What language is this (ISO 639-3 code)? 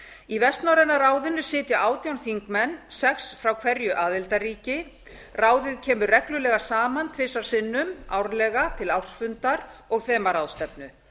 isl